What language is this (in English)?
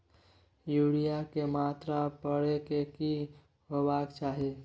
Maithili